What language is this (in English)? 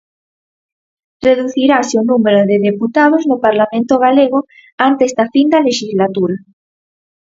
Galician